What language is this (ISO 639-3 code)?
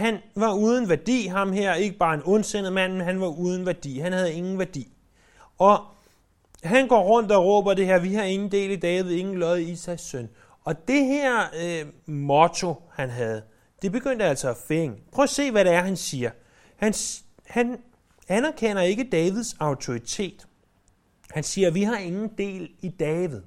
dan